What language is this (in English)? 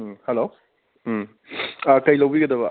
Manipuri